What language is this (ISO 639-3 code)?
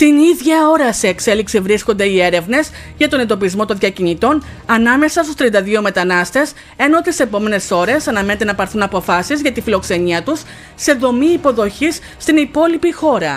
ell